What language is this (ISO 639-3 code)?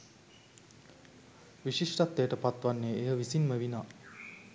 sin